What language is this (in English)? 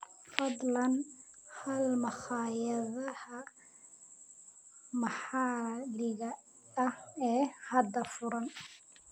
Somali